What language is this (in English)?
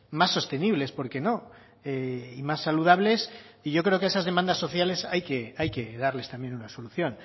Spanish